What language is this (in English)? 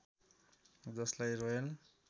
Nepali